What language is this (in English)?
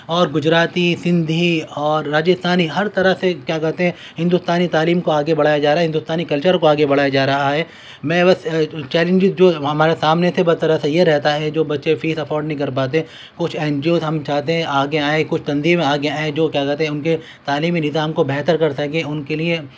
Urdu